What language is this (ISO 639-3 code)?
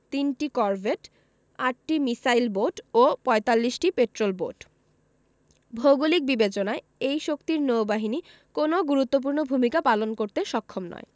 ben